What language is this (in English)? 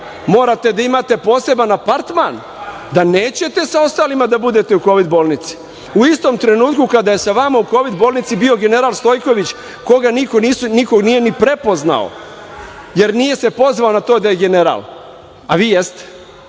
Serbian